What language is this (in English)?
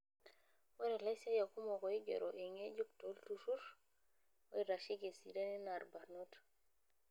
Masai